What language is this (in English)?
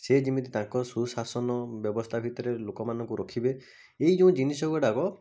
Odia